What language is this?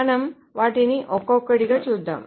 Telugu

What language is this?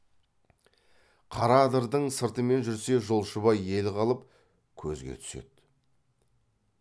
Kazakh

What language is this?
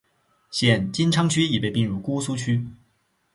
Chinese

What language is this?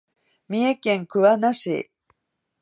Japanese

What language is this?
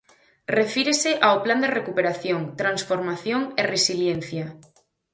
Galician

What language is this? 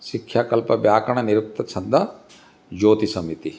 Sanskrit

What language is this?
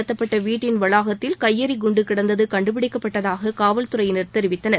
Tamil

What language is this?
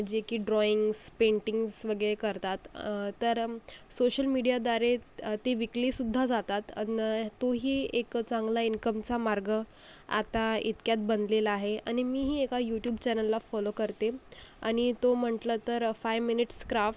Marathi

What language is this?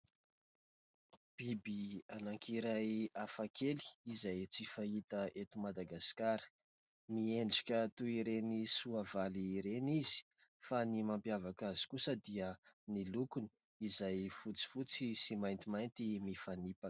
Malagasy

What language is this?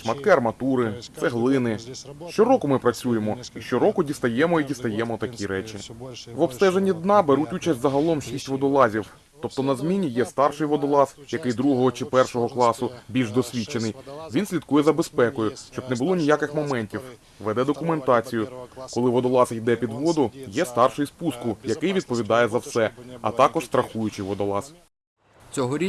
Ukrainian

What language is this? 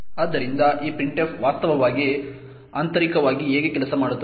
Kannada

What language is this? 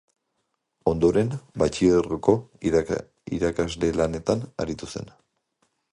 Basque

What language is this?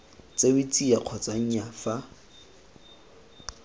Tswana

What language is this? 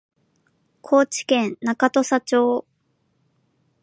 Japanese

